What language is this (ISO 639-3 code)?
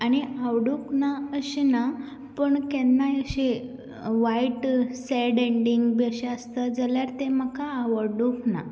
kok